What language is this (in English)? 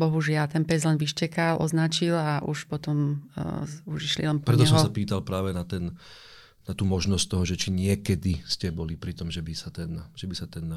Slovak